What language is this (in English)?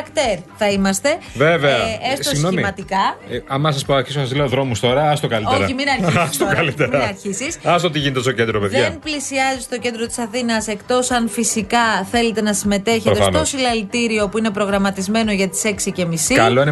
Greek